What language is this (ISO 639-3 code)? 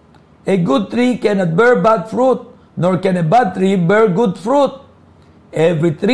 fil